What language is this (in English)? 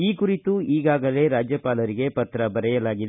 Kannada